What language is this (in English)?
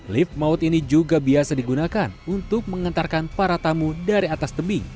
Indonesian